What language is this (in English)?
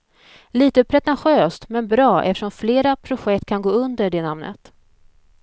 Swedish